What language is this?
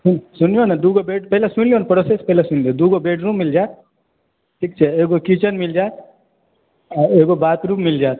Maithili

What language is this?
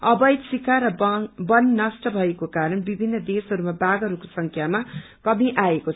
Nepali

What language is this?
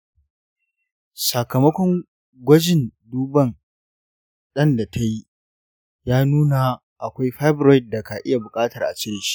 Hausa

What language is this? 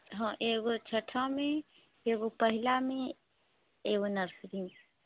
Maithili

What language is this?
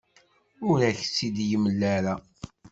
Kabyle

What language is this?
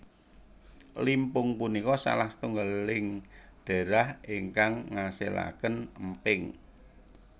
Javanese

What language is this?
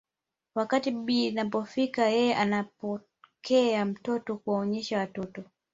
Swahili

